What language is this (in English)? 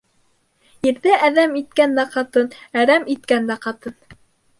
Bashkir